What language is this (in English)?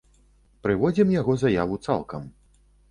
Belarusian